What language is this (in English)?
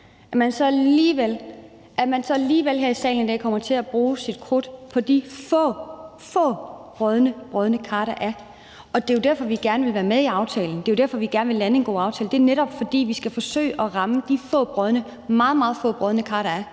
Danish